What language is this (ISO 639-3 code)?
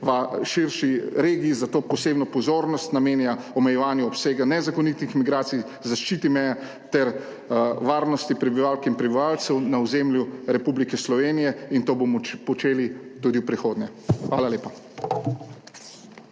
slv